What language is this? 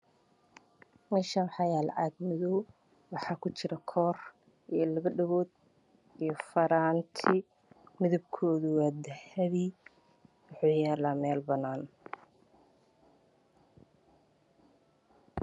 Somali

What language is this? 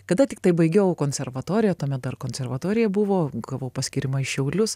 Lithuanian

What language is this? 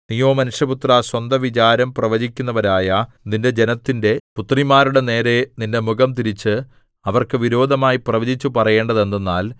Malayalam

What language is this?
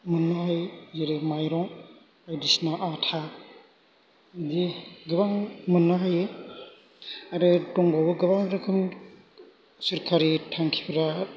Bodo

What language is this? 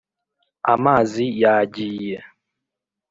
Kinyarwanda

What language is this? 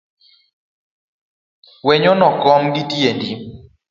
Luo (Kenya and Tanzania)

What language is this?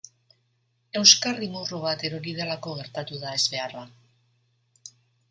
Basque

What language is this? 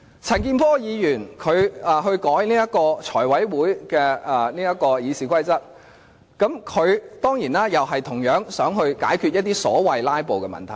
Cantonese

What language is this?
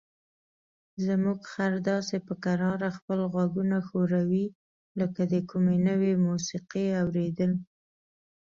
Pashto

